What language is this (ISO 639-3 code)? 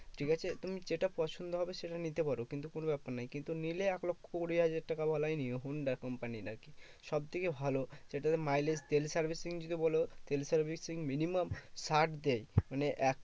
ben